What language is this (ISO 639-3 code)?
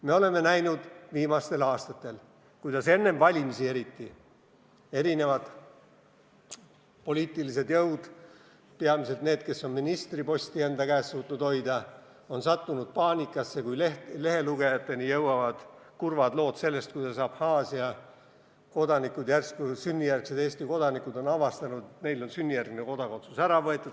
est